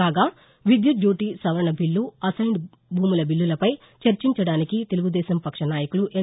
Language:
Telugu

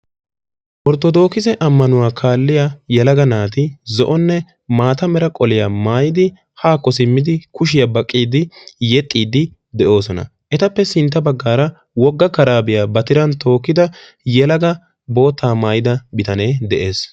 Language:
Wolaytta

